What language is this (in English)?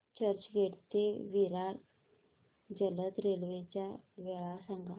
Marathi